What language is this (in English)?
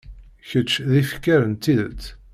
Kabyle